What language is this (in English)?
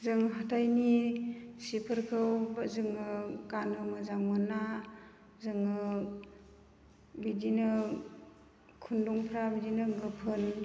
Bodo